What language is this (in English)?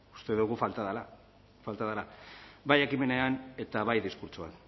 Basque